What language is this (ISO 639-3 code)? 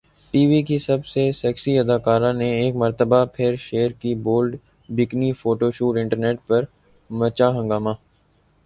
urd